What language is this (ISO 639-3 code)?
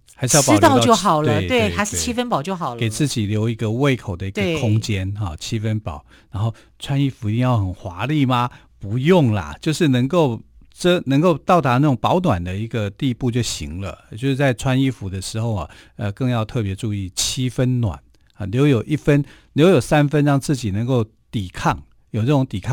zho